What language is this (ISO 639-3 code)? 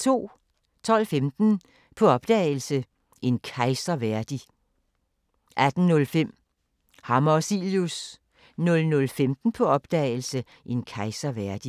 dan